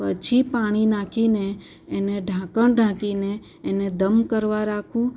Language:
Gujarati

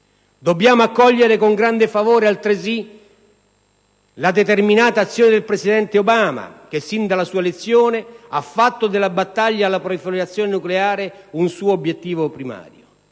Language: Italian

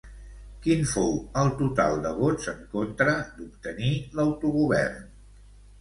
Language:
Catalan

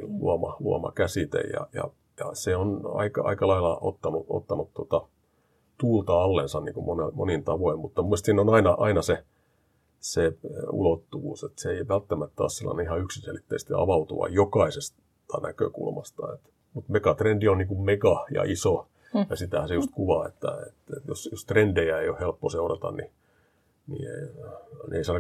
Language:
Finnish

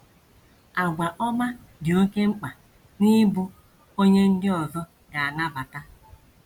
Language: Igbo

